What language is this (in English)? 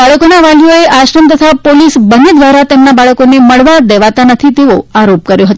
Gujarati